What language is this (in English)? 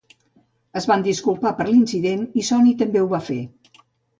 Catalan